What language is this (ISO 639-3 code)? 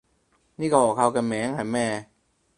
yue